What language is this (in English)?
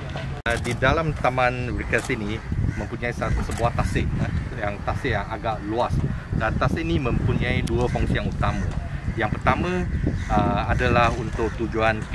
Malay